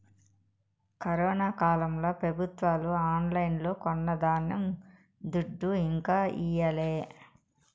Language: Telugu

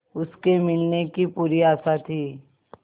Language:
Hindi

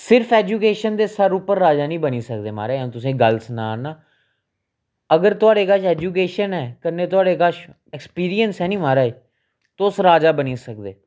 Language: Dogri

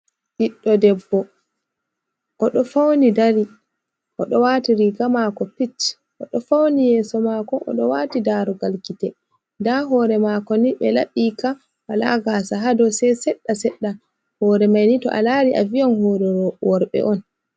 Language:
Fula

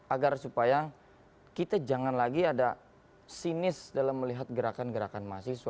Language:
Indonesian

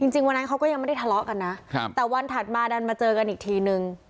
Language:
Thai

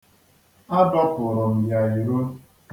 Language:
Igbo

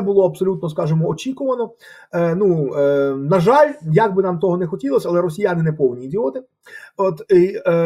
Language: Ukrainian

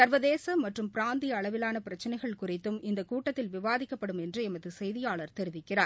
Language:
Tamil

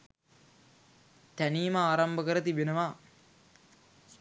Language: Sinhala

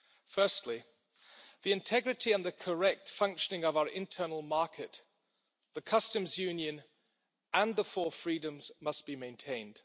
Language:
English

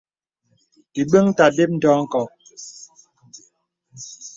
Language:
Bebele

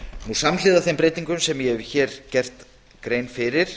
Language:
Icelandic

